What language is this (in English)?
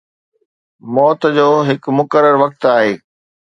Sindhi